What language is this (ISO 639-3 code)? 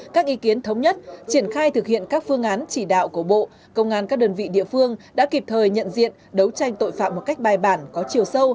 vie